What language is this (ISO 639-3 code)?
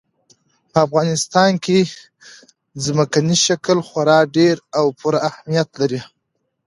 pus